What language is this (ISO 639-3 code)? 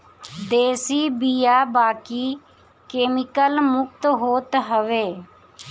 bho